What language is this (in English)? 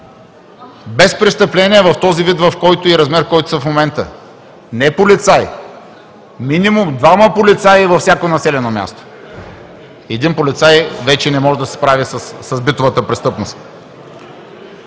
Bulgarian